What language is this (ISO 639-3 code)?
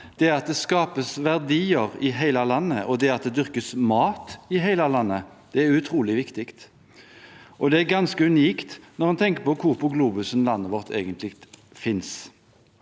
nor